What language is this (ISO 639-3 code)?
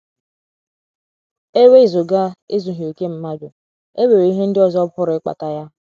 ibo